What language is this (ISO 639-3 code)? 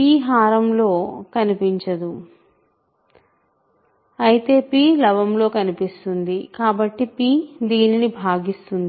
tel